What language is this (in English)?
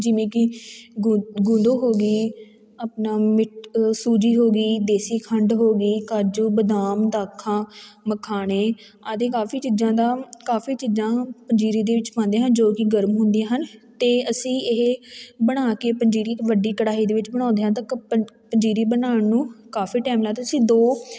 Punjabi